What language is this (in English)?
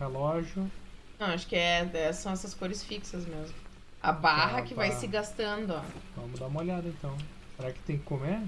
Portuguese